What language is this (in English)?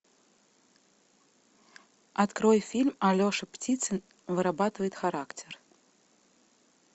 Russian